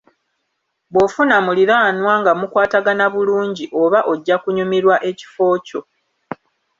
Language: Ganda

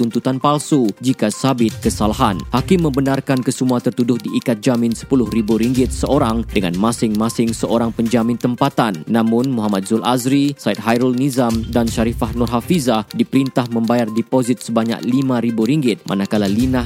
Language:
Malay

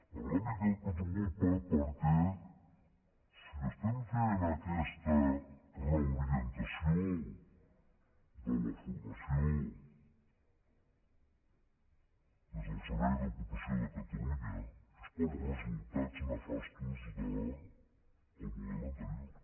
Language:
Catalan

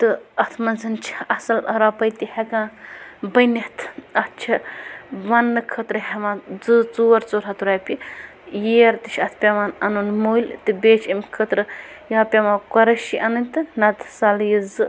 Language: Kashmiri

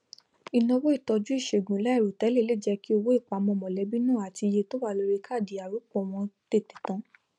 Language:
Yoruba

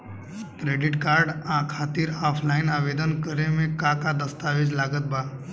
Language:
Bhojpuri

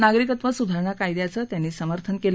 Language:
Marathi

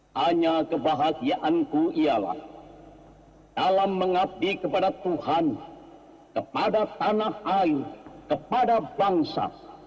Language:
Indonesian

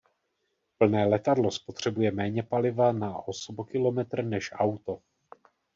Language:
Czech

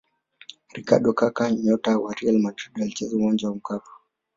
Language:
Swahili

